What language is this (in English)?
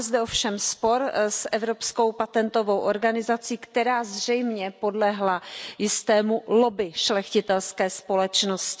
Czech